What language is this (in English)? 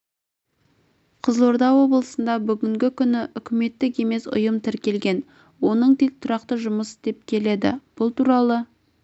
Kazakh